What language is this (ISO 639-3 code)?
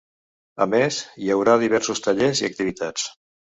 cat